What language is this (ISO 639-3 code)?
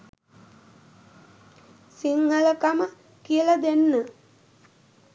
sin